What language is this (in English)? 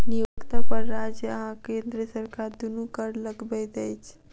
Maithili